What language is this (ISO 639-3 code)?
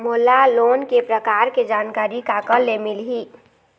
hne